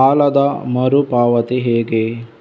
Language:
Kannada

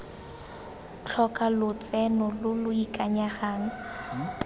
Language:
Tswana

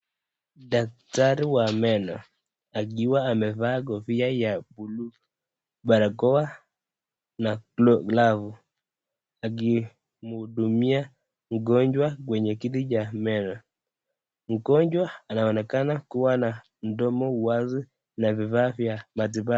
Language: Swahili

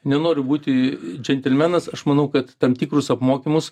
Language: Lithuanian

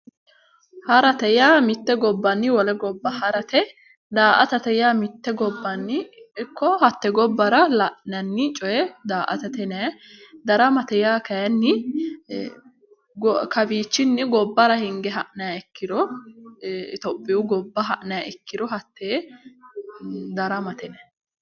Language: Sidamo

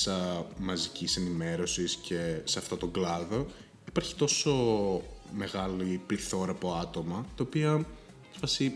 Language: Greek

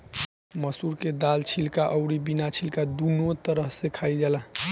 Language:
Bhojpuri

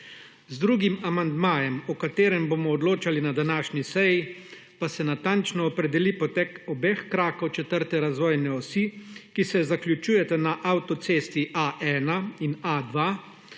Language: Slovenian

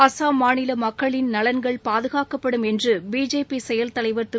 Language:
Tamil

